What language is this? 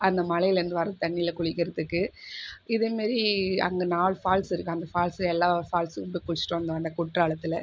Tamil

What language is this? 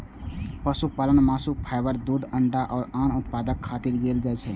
Maithili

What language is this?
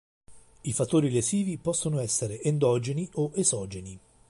Italian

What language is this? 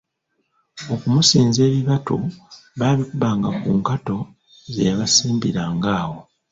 Ganda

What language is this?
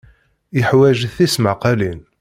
Kabyle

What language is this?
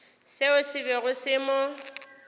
Northern Sotho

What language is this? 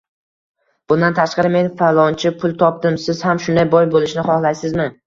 Uzbek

